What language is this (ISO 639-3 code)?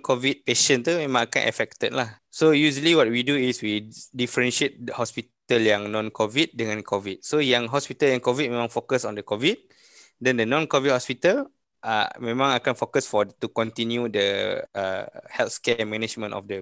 msa